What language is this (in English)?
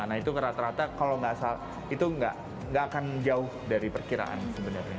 Indonesian